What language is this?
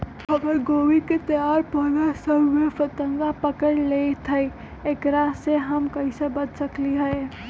Magahi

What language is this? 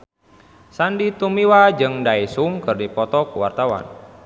Sundanese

